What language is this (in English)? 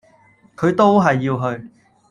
Cantonese